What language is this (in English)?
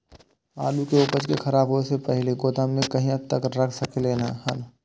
Maithili